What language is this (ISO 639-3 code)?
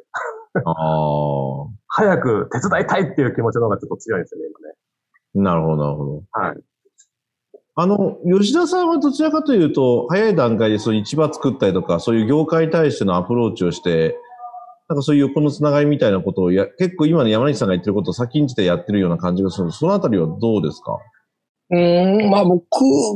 jpn